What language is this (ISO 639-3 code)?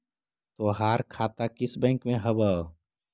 mag